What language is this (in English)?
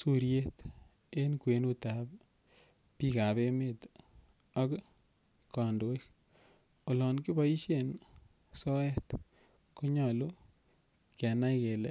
Kalenjin